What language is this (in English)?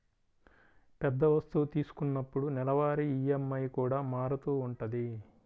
Telugu